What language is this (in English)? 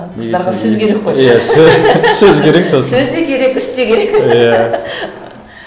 Kazakh